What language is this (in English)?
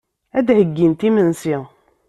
Kabyle